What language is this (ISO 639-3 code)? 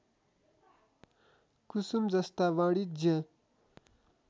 nep